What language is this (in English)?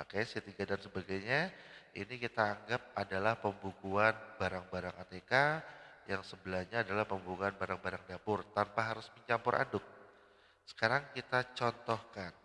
Indonesian